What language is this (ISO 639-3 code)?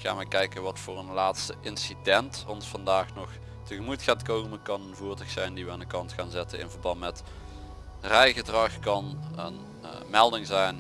nld